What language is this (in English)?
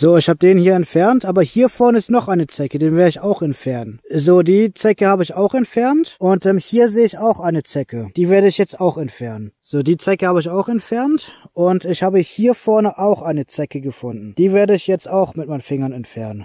German